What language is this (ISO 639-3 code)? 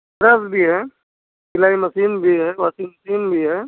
hin